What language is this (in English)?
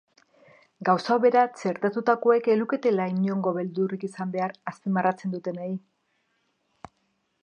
Basque